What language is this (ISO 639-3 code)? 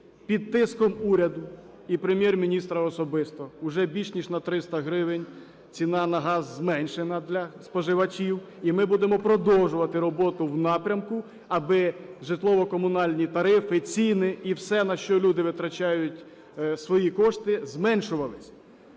ukr